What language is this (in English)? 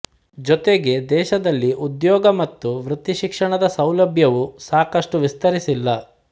Kannada